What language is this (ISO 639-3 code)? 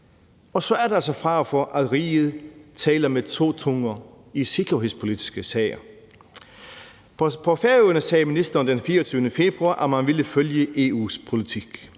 dan